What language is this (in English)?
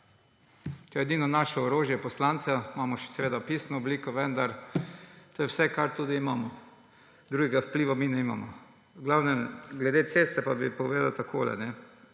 Slovenian